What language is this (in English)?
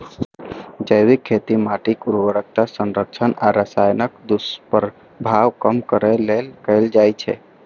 Maithili